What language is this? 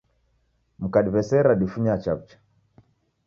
Taita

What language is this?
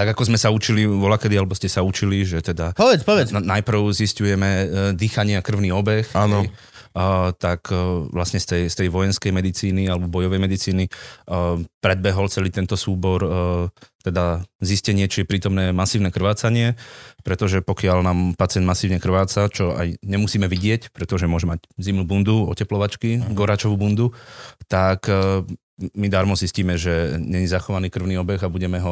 Slovak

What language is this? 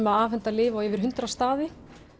Icelandic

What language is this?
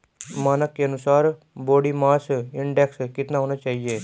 Hindi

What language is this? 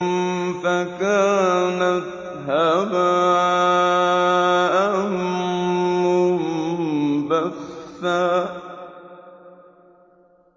Arabic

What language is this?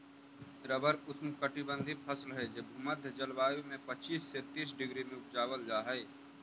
Magahi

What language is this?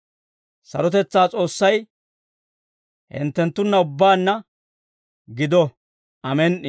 Dawro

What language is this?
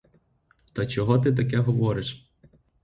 Ukrainian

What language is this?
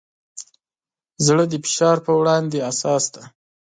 Pashto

